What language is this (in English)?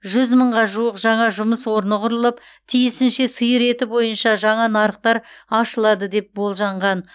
Kazakh